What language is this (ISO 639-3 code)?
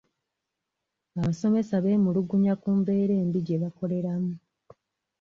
lug